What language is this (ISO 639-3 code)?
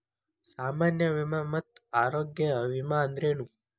kan